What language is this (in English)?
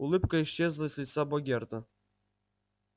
Russian